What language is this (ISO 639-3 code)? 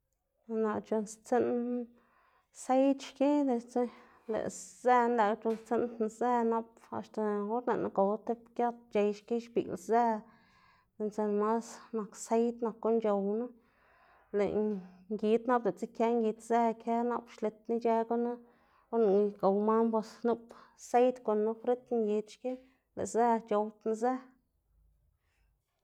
ztg